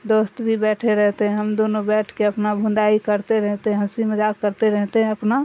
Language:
Urdu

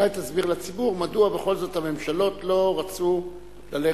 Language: Hebrew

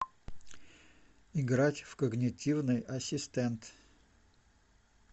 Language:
Russian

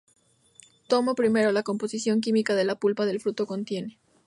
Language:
Spanish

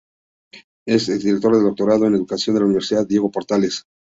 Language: Spanish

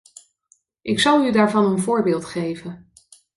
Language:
Dutch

